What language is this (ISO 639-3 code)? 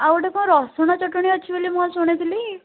ori